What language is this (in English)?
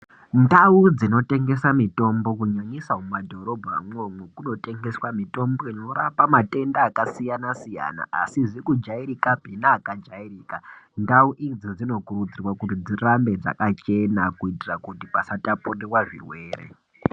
Ndau